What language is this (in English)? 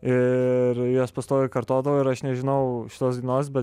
Lithuanian